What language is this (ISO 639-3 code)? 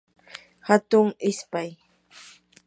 qur